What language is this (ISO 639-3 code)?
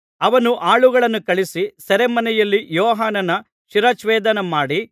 kan